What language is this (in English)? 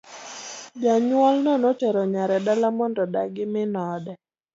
Luo (Kenya and Tanzania)